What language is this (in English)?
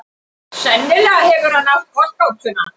Icelandic